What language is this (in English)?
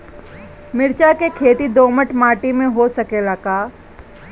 Bhojpuri